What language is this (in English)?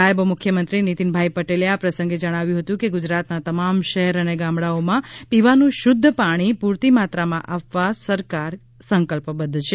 Gujarati